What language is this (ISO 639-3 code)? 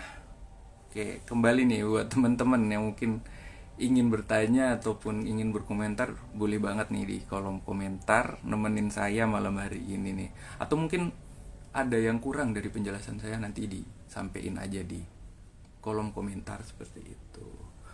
ind